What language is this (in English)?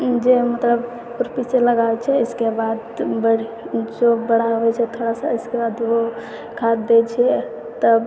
Maithili